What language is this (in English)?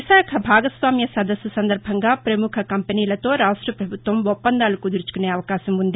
Telugu